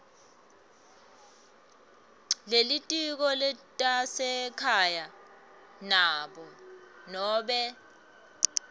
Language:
Swati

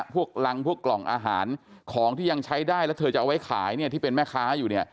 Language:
Thai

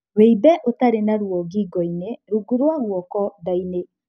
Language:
Kikuyu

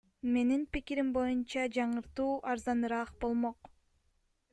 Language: Kyrgyz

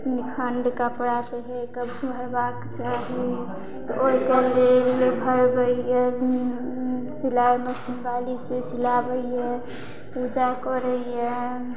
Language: Maithili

